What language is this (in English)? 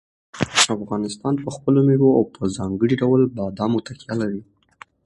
Pashto